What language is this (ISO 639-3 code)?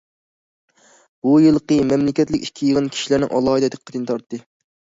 uig